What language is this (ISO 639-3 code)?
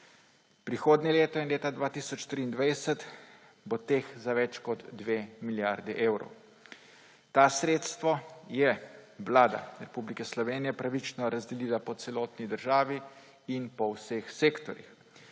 slv